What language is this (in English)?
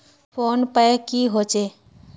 Magahi